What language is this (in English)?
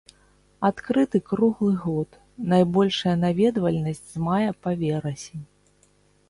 Belarusian